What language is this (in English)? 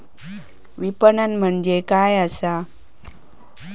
Marathi